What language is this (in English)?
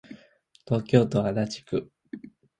Japanese